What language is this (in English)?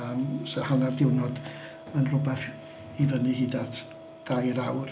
Welsh